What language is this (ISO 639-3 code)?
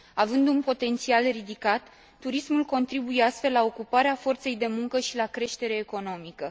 ron